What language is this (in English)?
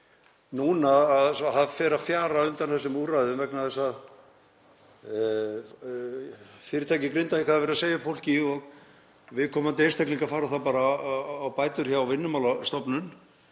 Icelandic